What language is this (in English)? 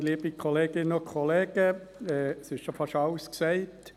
Swiss German